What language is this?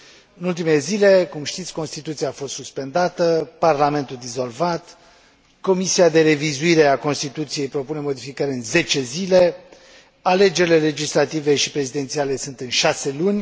Romanian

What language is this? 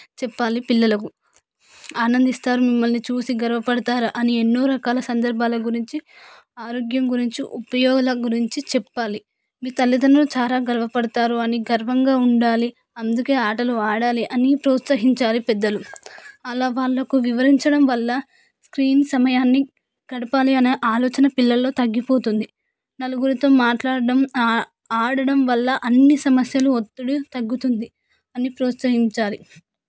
Telugu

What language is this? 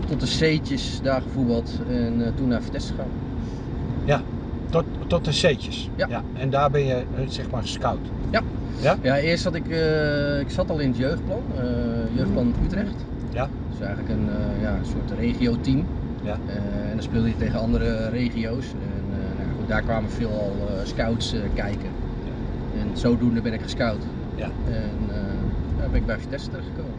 Dutch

